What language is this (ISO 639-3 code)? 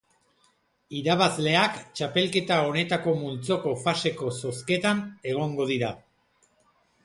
eus